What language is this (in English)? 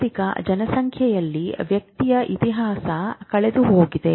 Kannada